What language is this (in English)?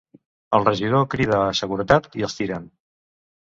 Catalan